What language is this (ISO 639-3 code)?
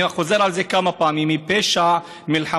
heb